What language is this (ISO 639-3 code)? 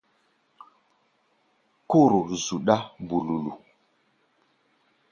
gba